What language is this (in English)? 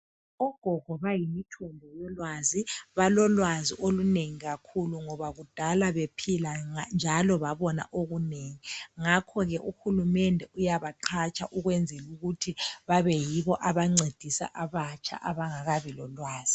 North Ndebele